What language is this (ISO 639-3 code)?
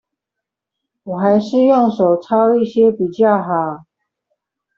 zho